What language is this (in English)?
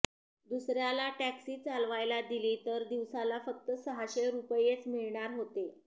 Marathi